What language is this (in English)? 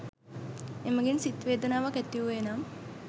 Sinhala